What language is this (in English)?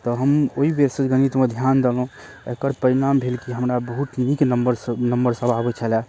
Maithili